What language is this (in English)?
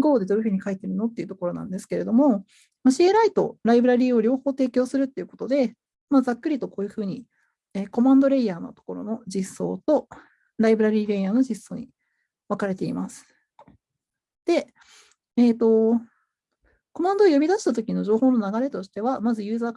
Japanese